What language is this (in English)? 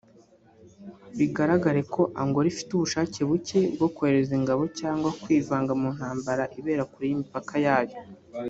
Kinyarwanda